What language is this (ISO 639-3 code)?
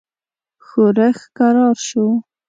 pus